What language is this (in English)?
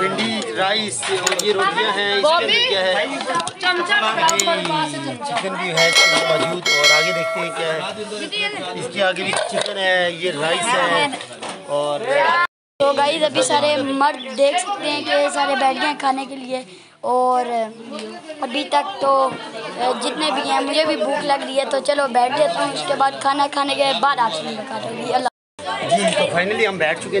Hindi